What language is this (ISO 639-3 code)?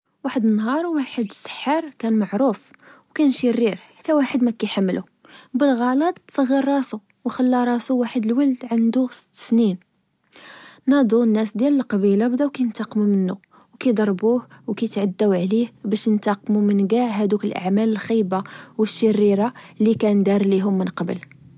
ary